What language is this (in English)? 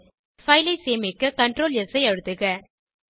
Tamil